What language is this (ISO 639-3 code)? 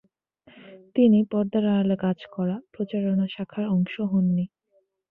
ben